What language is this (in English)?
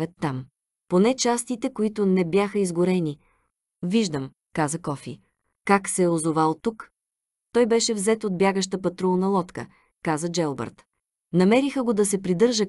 Bulgarian